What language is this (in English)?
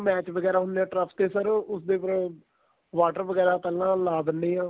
Punjabi